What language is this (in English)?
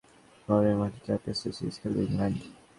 Bangla